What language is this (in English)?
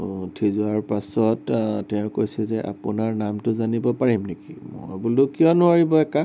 Assamese